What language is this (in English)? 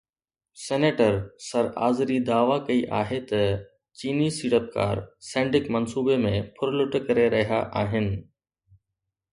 Sindhi